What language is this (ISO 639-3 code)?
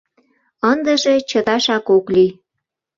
chm